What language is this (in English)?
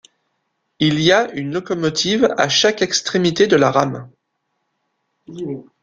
French